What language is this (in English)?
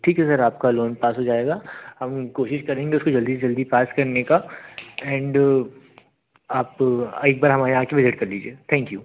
Hindi